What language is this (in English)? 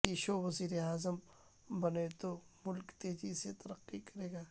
Urdu